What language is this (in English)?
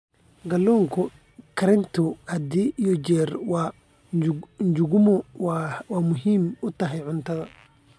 Somali